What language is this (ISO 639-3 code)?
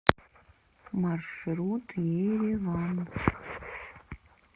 rus